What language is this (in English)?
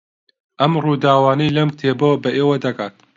Central Kurdish